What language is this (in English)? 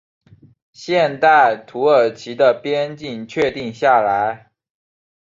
Chinese